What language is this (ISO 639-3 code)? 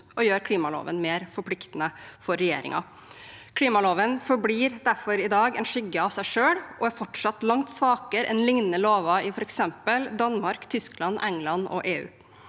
nor